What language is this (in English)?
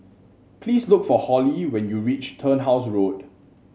English